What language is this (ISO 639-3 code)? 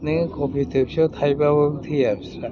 brx